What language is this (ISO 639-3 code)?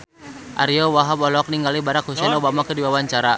sun